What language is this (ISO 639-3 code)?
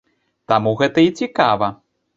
bel